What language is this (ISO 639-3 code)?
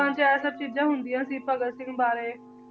pan